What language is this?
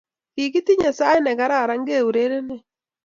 Kalenjin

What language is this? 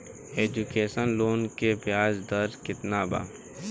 Bhojpuri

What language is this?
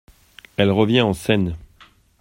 French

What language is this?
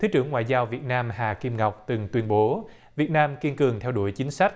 Vietnamese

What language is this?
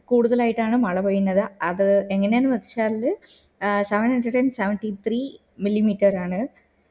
Malayalam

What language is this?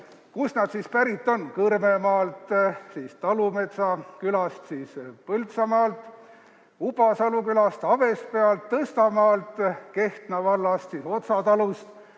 Estonian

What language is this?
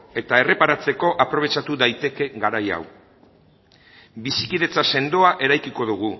Basque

